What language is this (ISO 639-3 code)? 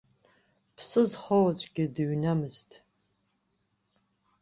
abk